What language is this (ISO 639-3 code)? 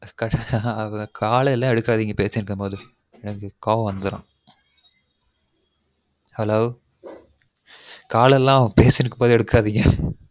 tam